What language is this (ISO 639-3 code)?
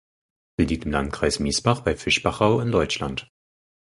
deu